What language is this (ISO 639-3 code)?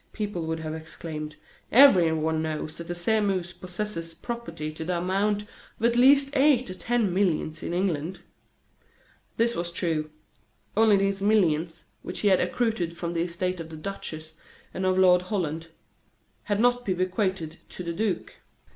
eng